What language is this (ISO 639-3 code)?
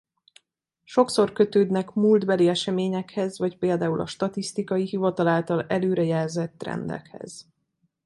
hun